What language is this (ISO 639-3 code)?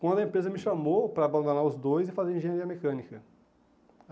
por